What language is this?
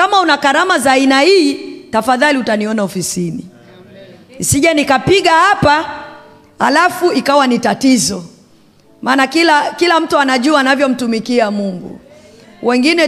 Swahili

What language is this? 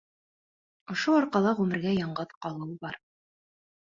Bashkir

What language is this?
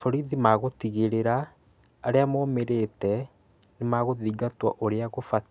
Kikuyu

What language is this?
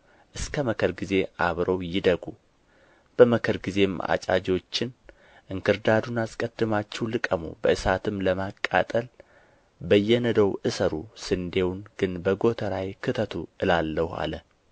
Amharic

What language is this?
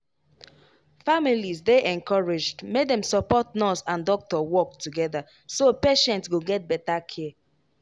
Nigerian Pidgin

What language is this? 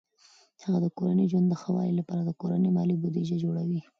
Pashto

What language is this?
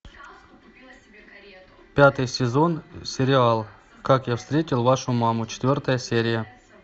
Russian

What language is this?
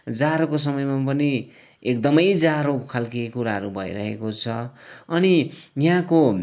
Nepali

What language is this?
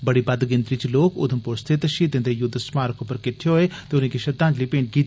Dogri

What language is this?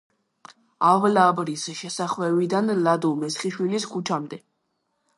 Georgian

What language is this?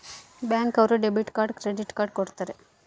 Kannada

